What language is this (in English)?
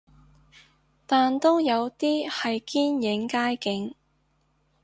Cantonese